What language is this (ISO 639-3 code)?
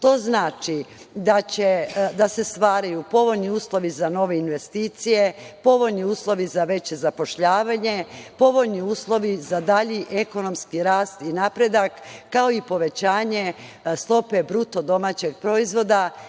srp